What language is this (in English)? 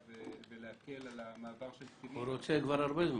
Hebrew